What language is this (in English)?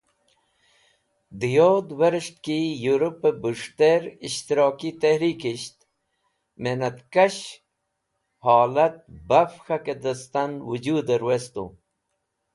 Wakhi